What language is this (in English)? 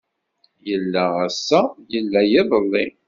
Kabyle